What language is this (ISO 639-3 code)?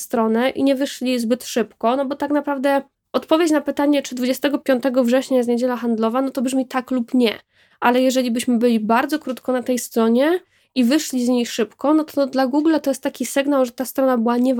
pol